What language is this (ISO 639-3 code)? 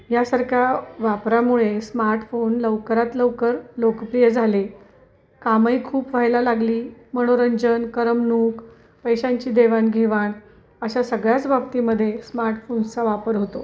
mar